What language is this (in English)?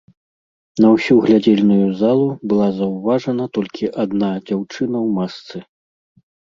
Belarusian